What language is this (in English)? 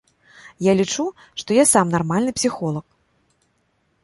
Belarusian